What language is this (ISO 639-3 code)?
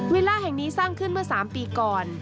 tha